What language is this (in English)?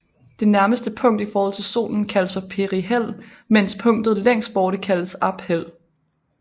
Danish